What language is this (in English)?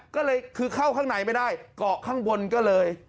Thai